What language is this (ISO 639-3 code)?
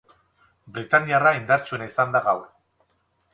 eus